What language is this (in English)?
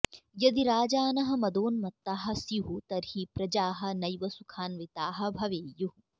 Sanskrit